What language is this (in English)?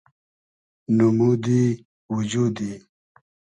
Hazaragi